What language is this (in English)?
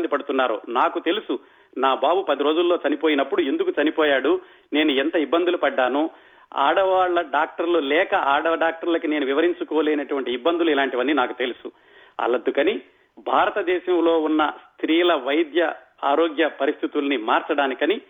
Telugu